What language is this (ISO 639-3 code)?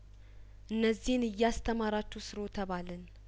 amh